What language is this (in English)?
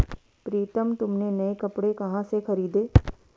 Hindi